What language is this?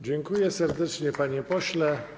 Polish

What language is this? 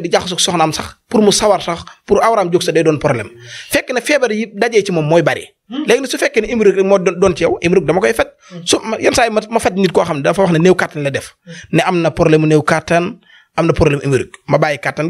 Arabic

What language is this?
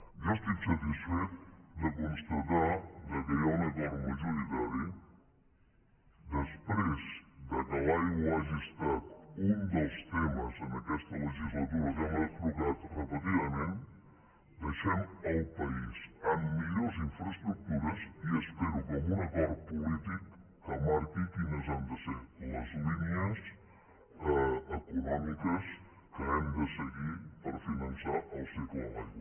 Catalan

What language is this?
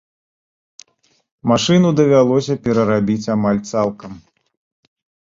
Belarusian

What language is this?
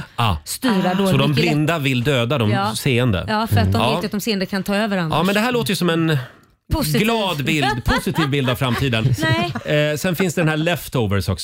Swedish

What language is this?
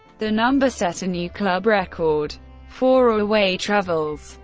English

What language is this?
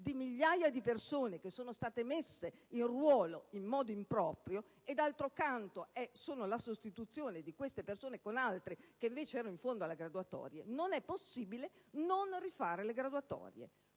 Italian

